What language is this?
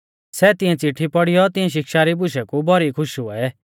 Mahasu Pahari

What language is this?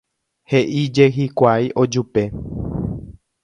Guarani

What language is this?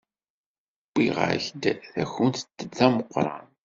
Kabyle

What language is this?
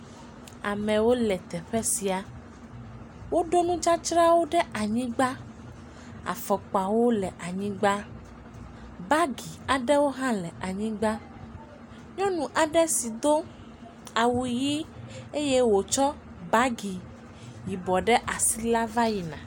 Ewe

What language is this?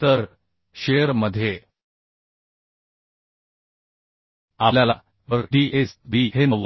Marathi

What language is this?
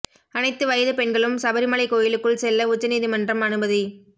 Tamil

